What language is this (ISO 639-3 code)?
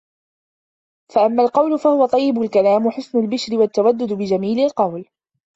ara